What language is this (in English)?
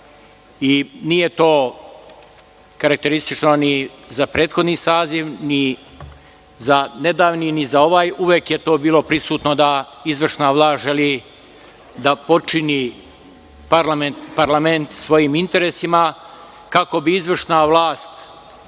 Serbian